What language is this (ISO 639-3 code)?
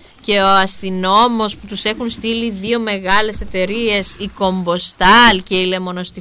ell